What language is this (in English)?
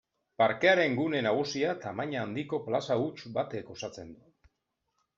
Basque